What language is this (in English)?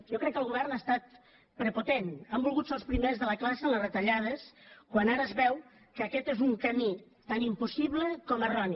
Catalan